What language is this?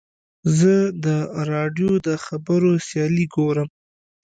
Pashto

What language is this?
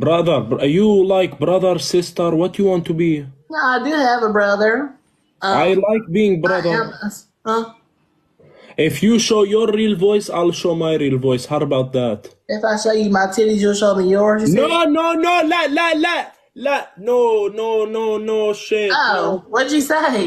English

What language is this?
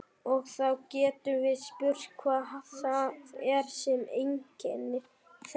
Icelandic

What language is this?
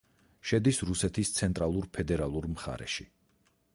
Georgian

